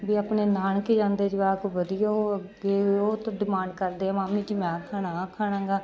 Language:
Punjabi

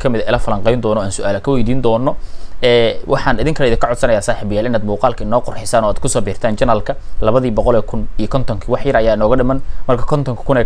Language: Arabic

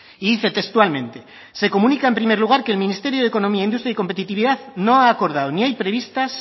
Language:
Spanish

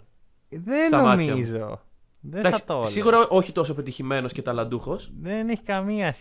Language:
Greek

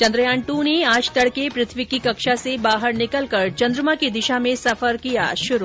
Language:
Hindi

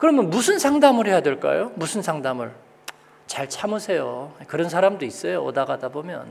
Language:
Korean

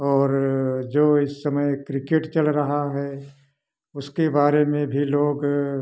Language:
Hindi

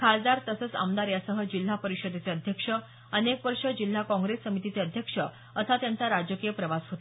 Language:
Marathi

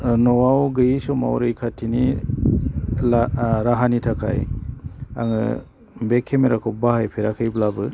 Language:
Bodo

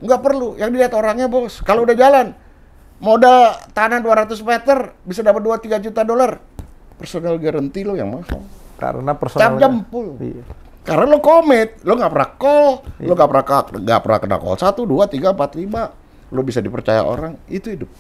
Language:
Indonesian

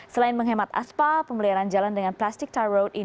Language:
Indonesian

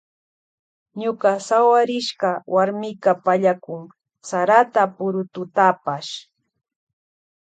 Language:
Loja Highland Quichua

